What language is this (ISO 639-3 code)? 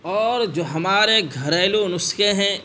urd